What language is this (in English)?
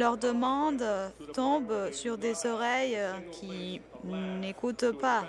French